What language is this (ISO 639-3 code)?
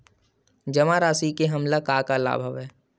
hne